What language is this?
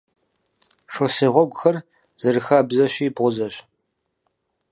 Kabardian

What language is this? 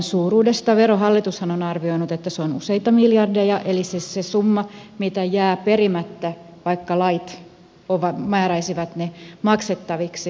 Finnish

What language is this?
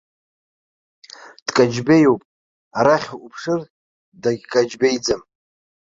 Abkhazian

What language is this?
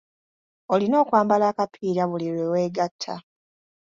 Ganda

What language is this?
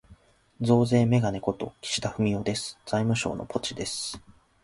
Japanese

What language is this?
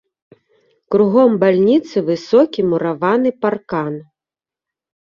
Belarusian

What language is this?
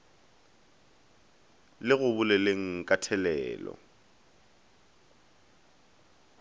Northern Sotho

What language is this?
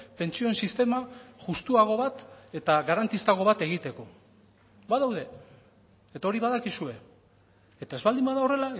Basque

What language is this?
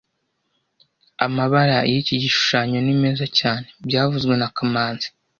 Kinyarwanda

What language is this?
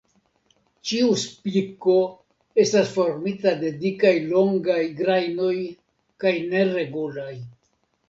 Esperanto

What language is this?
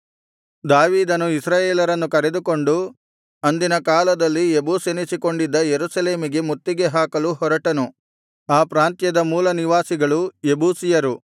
Kannada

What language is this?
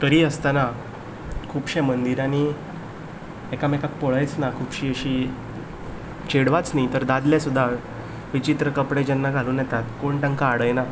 Konkani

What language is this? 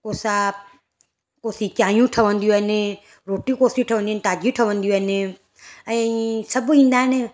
Sindhi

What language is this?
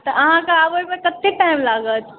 Maithili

